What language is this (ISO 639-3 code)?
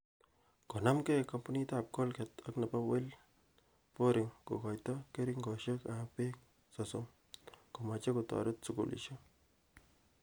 kln